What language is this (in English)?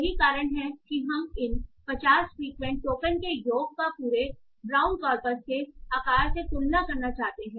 Hindi